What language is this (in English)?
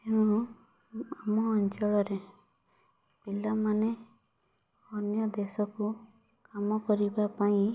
Odia